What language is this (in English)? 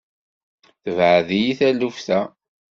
Kabyle